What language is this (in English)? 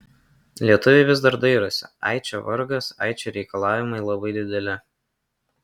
Lithuanian